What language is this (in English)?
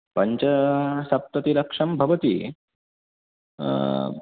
Sanskrit